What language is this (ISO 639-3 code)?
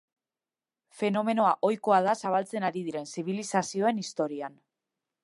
eus